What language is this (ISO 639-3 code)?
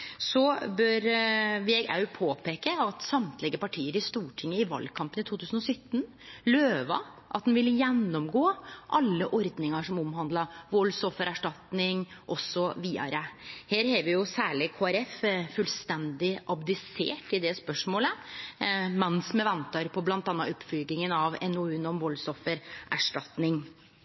nno